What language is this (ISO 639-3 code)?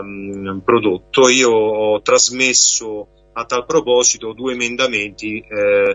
ita